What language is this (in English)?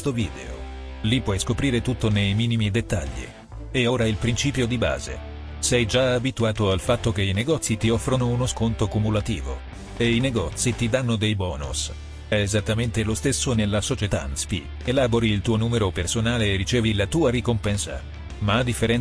Italian